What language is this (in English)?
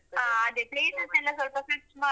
Kannada